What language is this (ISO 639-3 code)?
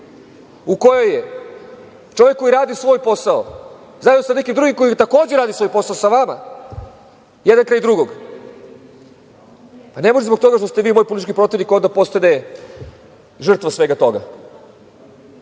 srp